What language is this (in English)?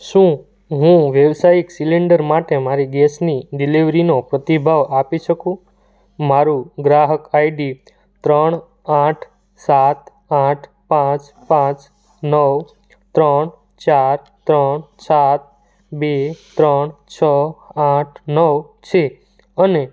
Gujarati